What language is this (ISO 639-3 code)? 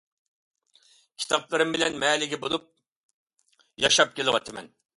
uig